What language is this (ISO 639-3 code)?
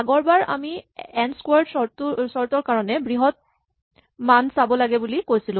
asm